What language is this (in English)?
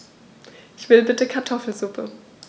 German